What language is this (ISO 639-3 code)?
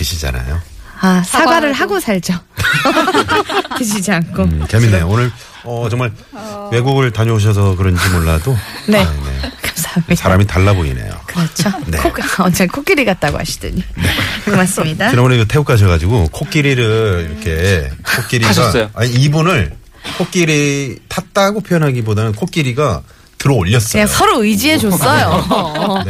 kor